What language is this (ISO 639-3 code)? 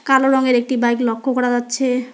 ben